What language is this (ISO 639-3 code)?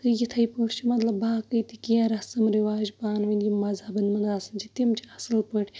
kas